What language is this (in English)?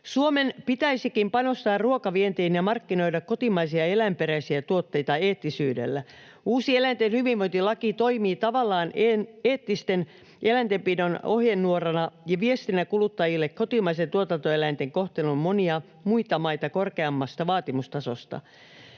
Finnish